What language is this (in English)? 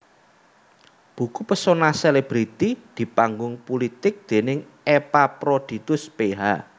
Javanese